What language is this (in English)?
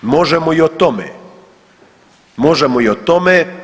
Croatian